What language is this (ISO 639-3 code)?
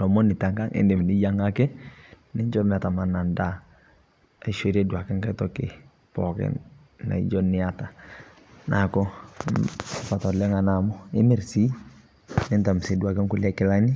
mas